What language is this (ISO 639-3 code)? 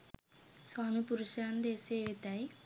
sin